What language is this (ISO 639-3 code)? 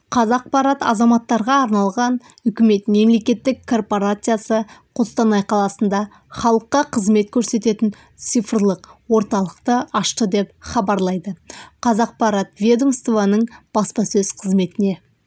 kaz